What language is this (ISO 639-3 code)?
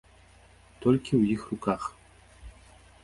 bel